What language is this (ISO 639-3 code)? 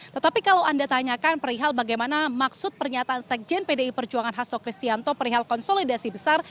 ind